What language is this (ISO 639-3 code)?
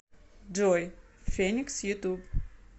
rus